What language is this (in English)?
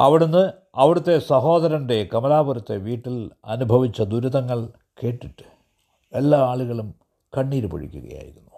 Malayalam